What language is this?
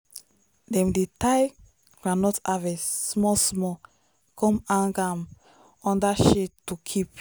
Nigerian Pidgin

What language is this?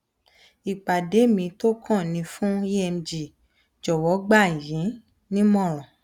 Yoruba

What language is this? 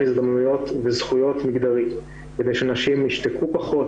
Hebrew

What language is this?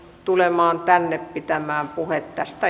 Finnish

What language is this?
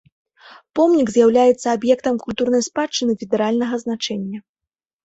Belarusian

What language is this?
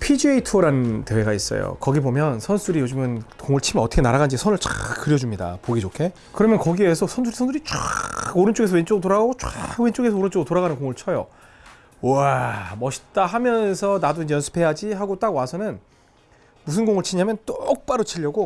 Korean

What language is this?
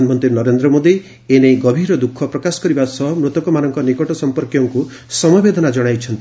Odia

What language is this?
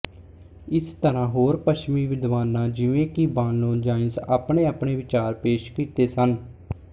Punjabi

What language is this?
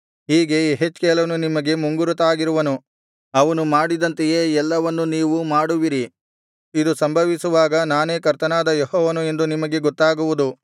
Kannada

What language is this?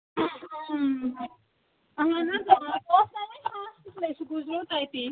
Kashmiri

